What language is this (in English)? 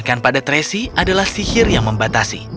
Indonesian